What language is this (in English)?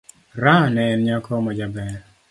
Luo (Kenya and Tanzania)